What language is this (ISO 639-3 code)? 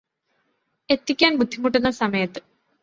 mal